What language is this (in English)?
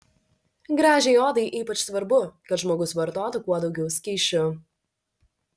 Lithuanian